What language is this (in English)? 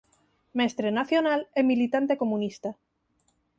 Galician